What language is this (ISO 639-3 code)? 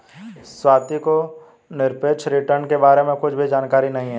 hin